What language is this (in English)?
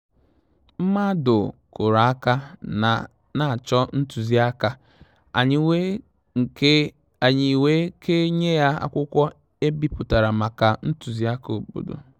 Igbo